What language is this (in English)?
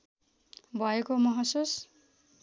Nepali